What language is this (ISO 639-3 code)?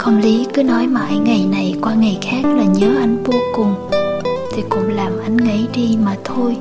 vie